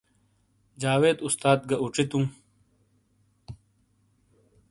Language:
Shina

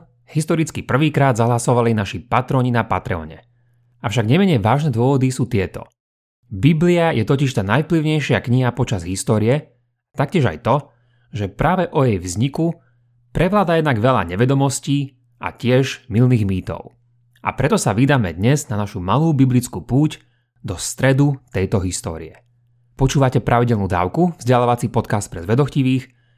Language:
Slovak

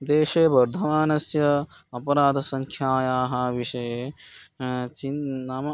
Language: Sanskrit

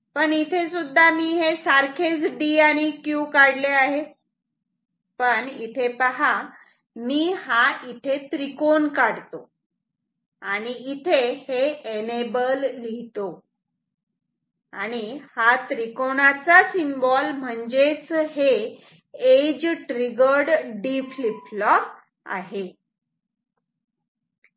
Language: Marathi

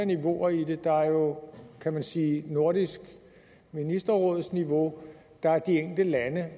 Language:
Danish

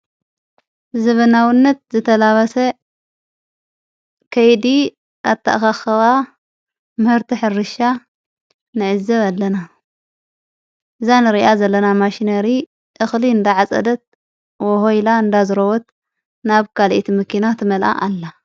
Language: Tigrinya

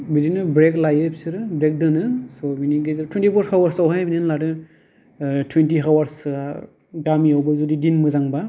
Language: Bodo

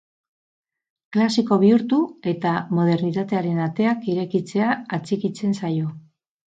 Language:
Basque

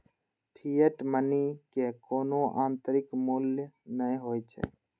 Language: Maithili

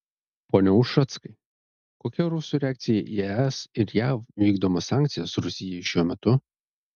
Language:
Lithuanian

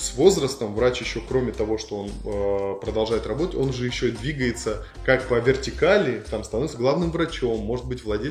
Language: Russian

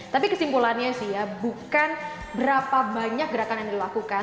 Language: Indonesian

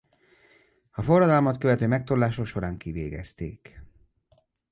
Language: Hungarian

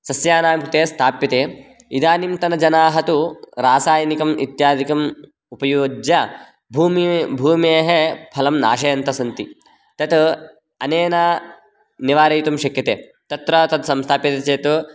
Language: Sanskrit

